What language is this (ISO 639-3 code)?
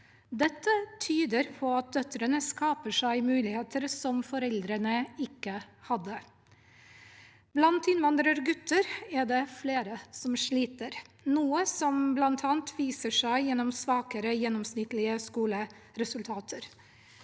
nor